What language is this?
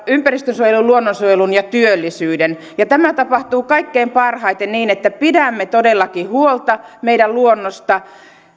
Finnish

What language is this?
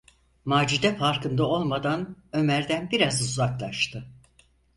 Turkish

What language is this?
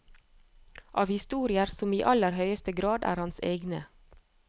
Norwegian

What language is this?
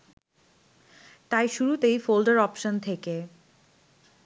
Bangla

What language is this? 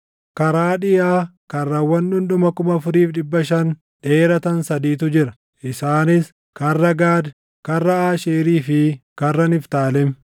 Oromo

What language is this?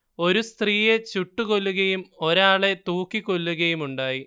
Malayalam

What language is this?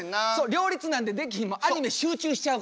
Japanese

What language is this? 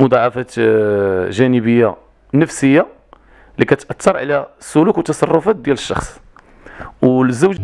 Arabic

